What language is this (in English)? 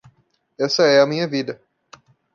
Portuguese